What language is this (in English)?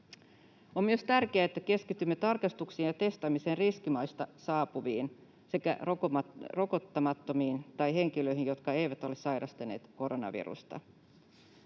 Finnish